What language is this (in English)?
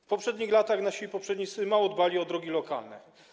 Polish